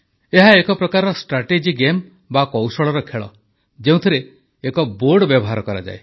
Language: Odia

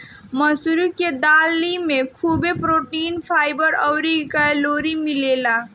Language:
Bhojpuri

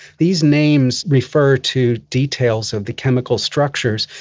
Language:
English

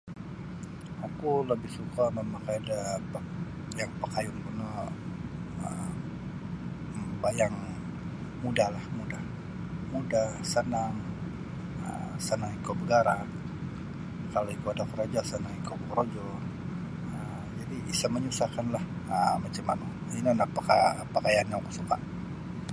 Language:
Sabah Bisaya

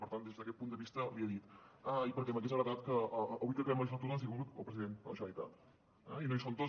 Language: Catalan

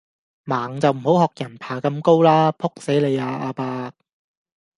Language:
Cantonese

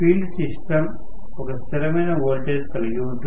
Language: Telugu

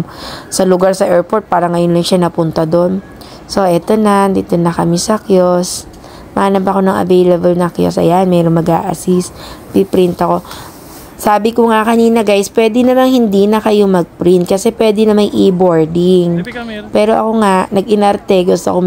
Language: Filipino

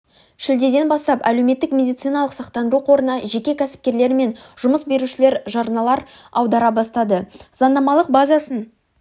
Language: Kazakh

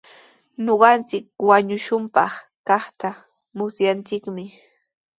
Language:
Sihuas Ancash Quechua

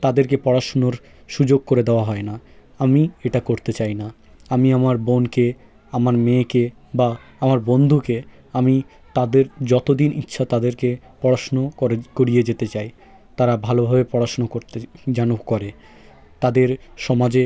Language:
Bangla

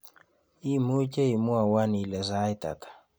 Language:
Kalenjin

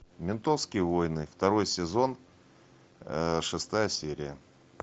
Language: Russian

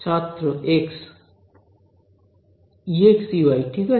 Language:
Bangla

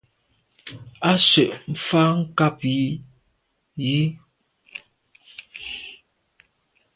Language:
Medumba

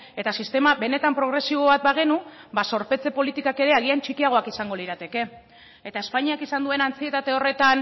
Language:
Basque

